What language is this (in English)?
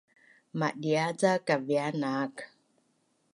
Bunun